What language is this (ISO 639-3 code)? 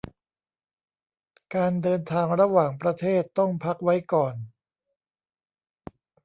tha